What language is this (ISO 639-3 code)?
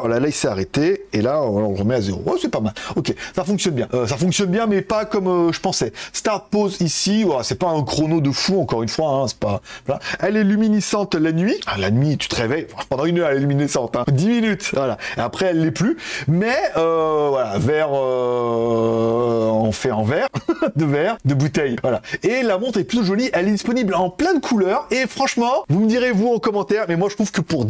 fra